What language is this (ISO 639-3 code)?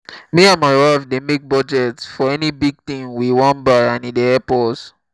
pcm